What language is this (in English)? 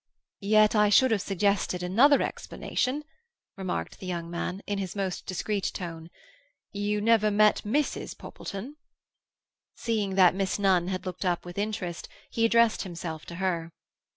English